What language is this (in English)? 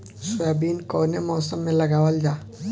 Bhojpuri